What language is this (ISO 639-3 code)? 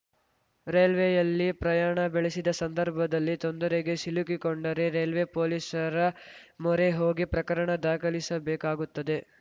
kan